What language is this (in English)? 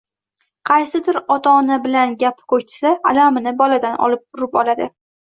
Uzbek